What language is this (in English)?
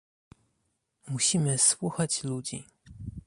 Polish